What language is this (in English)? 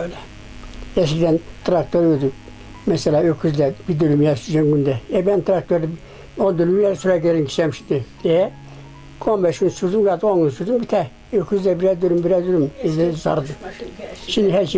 Turkish